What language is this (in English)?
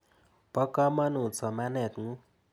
Kalenjin